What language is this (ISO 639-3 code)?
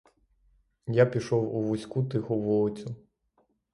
ukr